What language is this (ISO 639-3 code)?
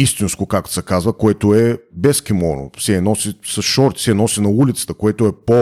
bul